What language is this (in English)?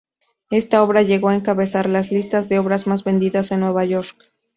Spanish